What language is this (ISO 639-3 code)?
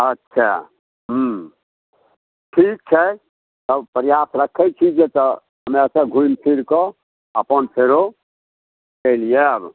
mai